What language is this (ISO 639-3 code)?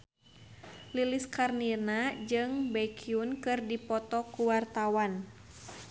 sun